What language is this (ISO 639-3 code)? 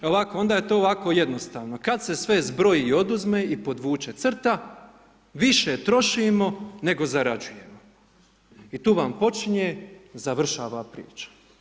hrv